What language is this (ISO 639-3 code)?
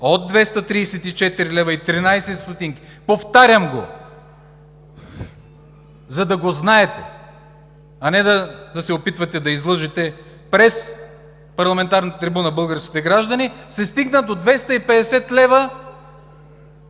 bul